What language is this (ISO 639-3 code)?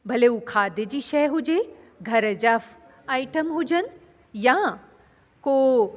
snd